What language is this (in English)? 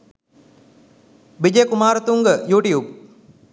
Sinhala